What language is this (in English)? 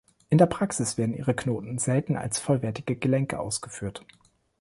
German